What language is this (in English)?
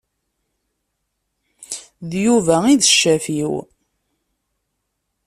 Kabyle